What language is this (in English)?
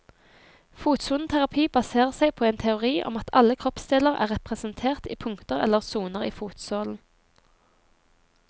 Norwegian